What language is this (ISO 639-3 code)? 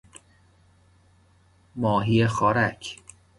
fas